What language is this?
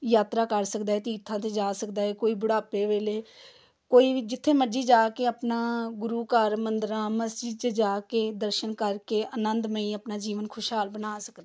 Punjabi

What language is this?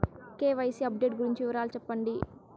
Telugu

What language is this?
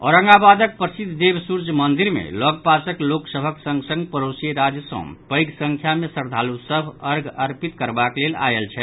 Maithili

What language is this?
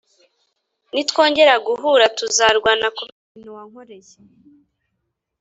Kinyarwanda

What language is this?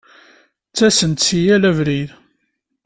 Kabyle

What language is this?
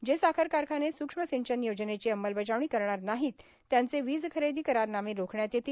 Marathi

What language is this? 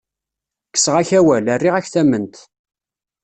Kabyle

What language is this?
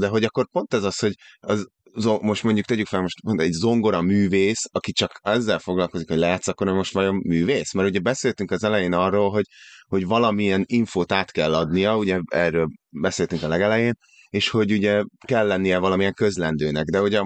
Hungarian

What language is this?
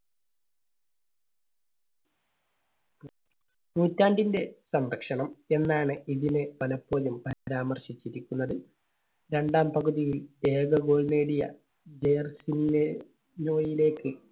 Malayalam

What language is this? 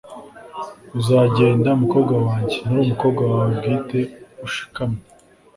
Kinyarwanda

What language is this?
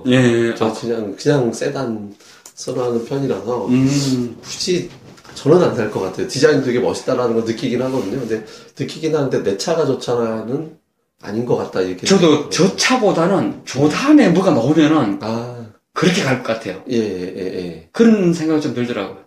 Korean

